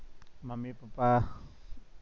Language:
Gujarati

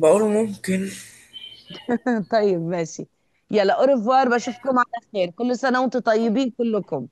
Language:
Arabic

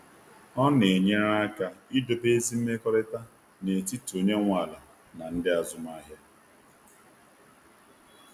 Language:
Igbo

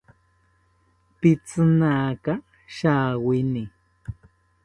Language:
South Ucayali Ashéninka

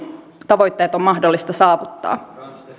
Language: Finnish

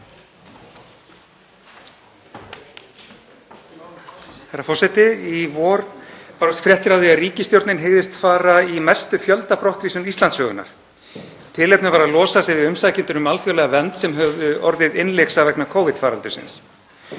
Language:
Icelandic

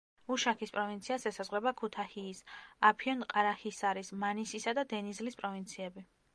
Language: Georgian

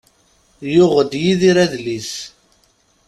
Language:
Kabyle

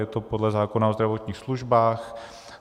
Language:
Czech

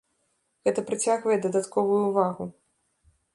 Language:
Belarusian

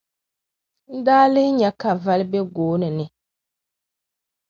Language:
Dagbani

